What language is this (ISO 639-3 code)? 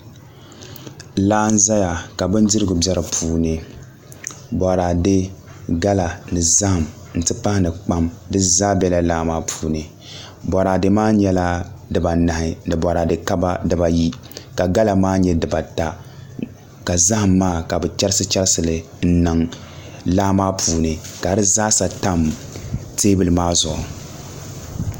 dag